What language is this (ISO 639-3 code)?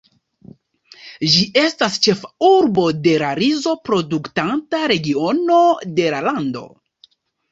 epo